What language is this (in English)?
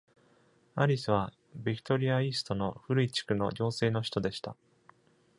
Japanese